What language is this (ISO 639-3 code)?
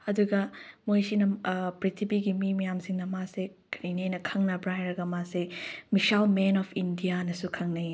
mni